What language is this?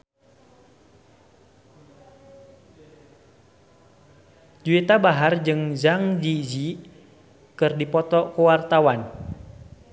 Sundanese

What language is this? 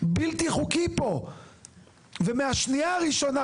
Hebrew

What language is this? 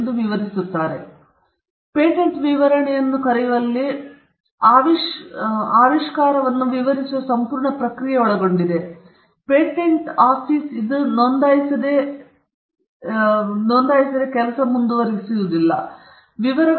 Kannada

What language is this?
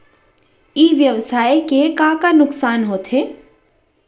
Chhattisgarhi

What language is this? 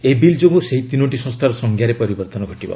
Odia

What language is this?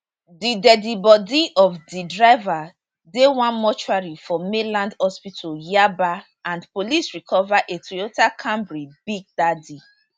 Nigerian Pidgin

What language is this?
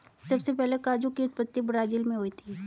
Hindi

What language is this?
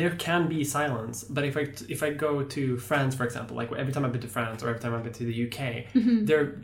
English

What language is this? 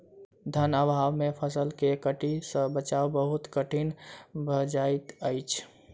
Maithili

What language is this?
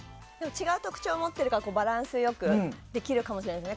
Japanese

